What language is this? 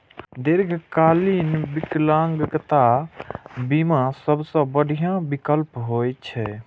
Maithili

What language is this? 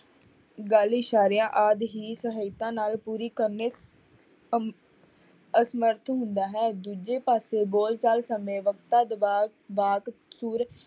Punjabi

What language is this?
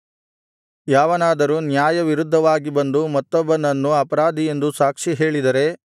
Kannada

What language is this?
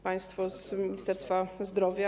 Polish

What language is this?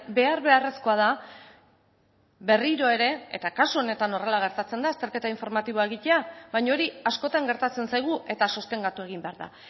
Basque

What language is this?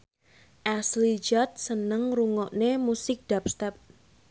Javanese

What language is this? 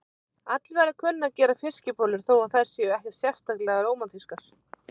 Icelandic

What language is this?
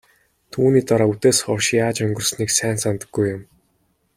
Mongolian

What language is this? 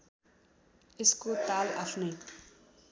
Nepali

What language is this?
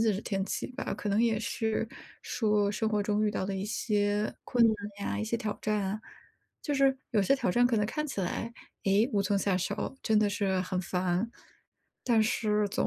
Chinese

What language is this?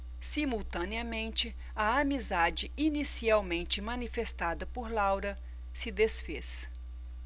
Portuguese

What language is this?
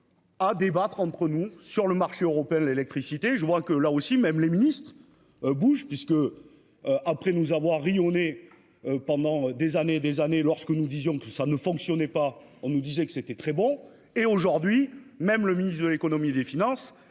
French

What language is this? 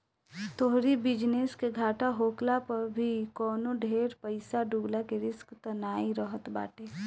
Bhojpuri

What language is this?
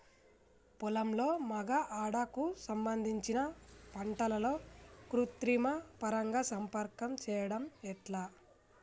Telugu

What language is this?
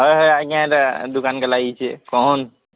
Odia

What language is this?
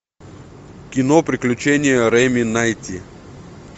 Russian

